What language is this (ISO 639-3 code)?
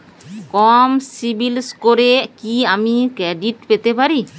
ben